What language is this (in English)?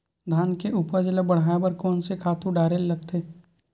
Chhattisgarhi